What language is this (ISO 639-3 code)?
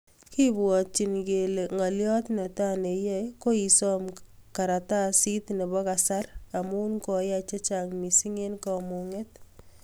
kln